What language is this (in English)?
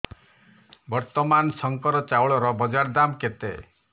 Odia